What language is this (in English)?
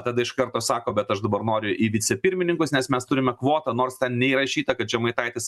Lithuanian